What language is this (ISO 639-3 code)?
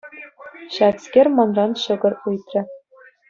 chv